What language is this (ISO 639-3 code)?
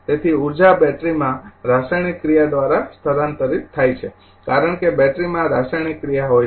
guj